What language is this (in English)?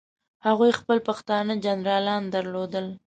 Pashto